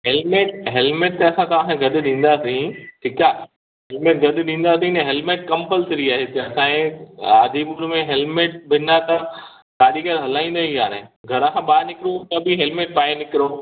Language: Sindhi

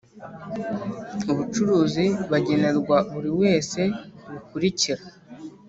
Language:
Kinyarwanda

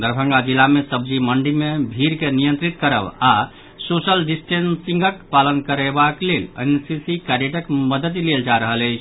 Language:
Maithili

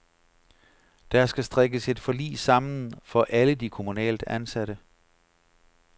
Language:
Danish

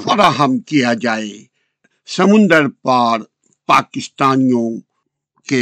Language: Urdu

